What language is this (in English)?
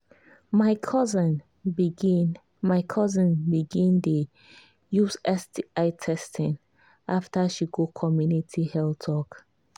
Nigerian Pidgin